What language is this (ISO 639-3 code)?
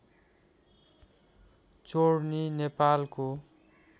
nep